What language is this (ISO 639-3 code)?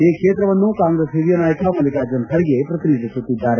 kan